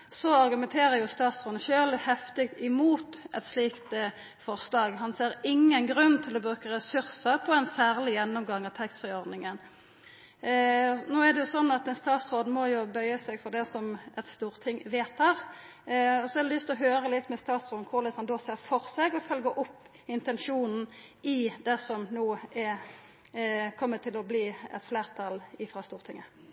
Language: Norwegian Nynorsk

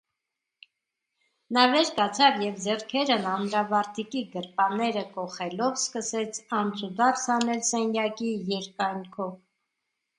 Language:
Armenian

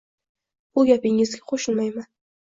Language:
Uzbek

